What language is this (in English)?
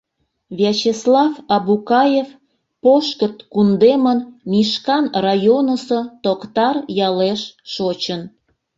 Mari